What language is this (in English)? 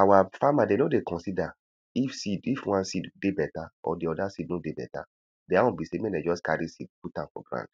Nigerian Pidgin